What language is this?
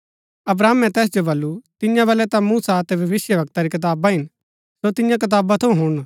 Gaddi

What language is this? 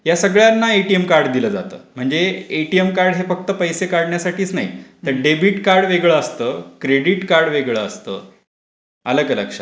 Marathi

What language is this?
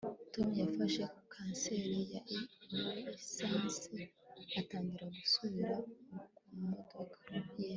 Kinyarwanda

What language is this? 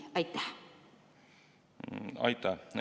Estonian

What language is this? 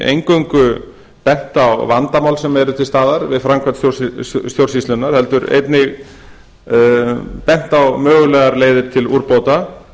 Icelandic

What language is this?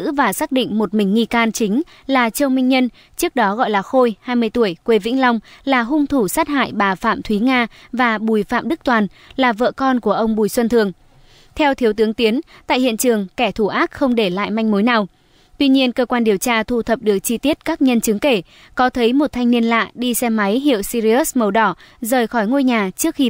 Vietnamese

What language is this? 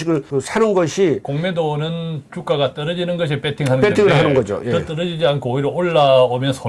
Korean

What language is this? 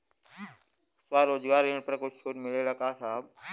Bhojpuri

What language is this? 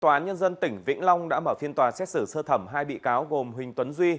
Vietnamese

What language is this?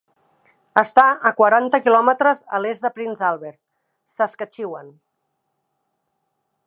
Catalan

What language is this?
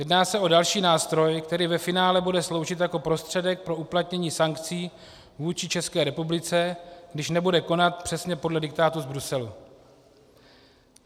Czech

